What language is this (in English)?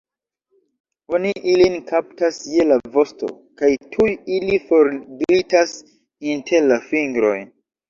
Esperanto